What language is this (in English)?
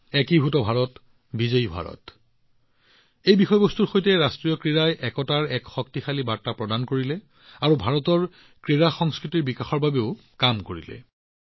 Assamese